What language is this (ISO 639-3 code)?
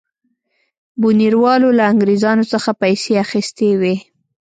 pus